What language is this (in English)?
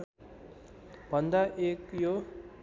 Nepali